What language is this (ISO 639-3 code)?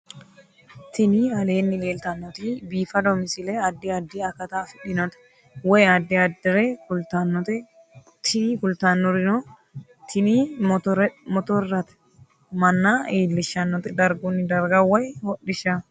sid